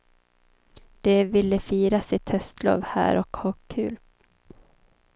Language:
Swedish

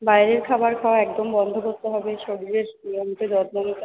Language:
Bangla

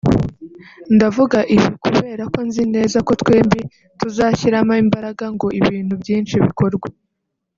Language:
Kinyarwanda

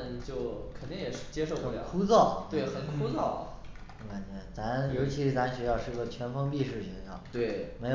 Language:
Chinese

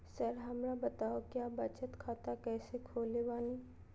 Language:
Magahi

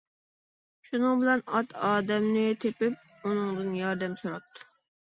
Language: Uyghur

